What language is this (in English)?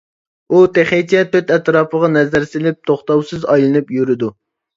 Uyghur